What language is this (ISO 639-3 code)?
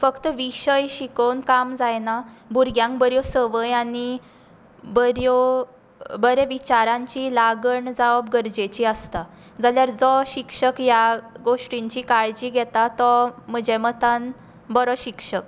kok